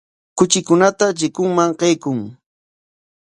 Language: Corongo Ancash Quechua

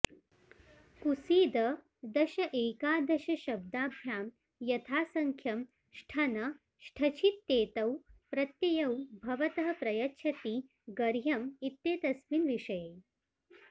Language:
Sanskrit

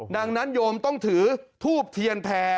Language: Thai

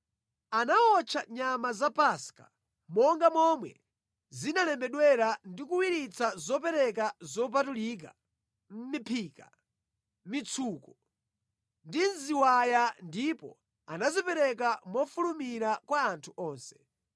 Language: Nyanja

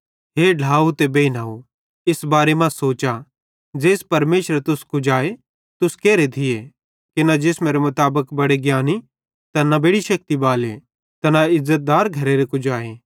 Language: Bhadrawahi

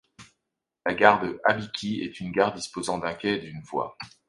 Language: French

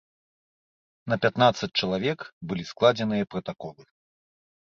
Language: Belarusian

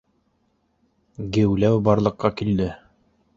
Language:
Bashkir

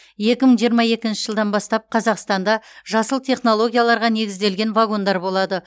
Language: Kazakh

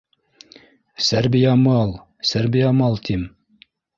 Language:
Bashkir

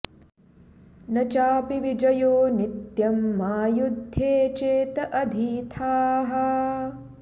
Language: Sanskrit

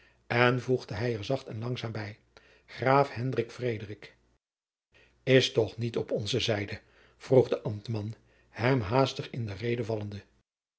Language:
Dutch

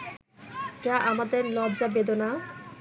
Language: Bangla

